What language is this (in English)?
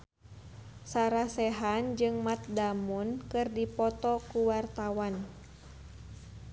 Sundanese